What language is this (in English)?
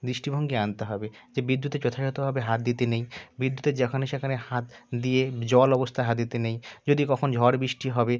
Bangla